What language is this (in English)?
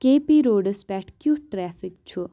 Kashmiri